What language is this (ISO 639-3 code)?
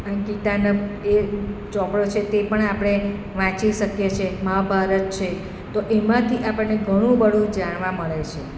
guj